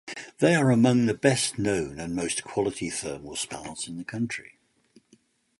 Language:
English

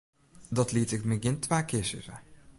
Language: Western Frisian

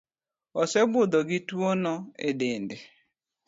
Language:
Luo (Kenya and Tanzania)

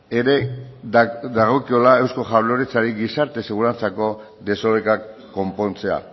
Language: Basque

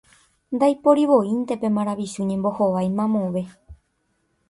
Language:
Guarani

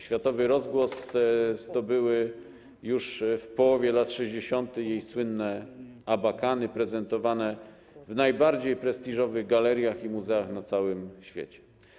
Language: Polish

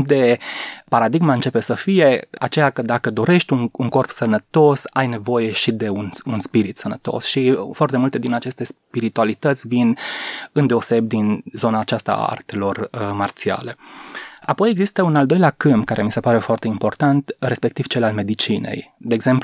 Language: Romanian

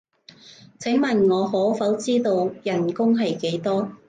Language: Cantonese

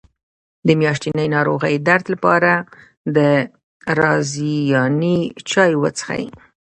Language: Pashto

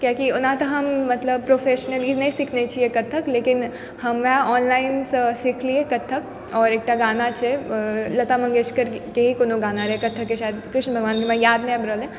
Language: Maithili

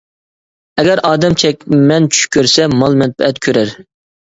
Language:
Uyghur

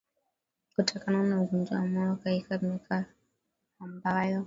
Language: Swahili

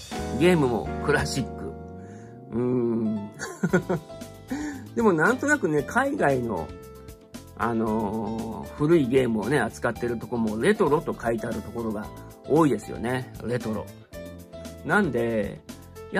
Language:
Japanese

